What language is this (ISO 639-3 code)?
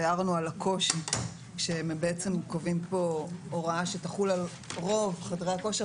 heb